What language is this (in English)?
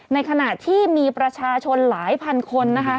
Thai